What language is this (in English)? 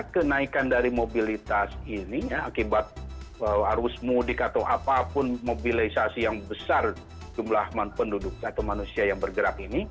Indonesian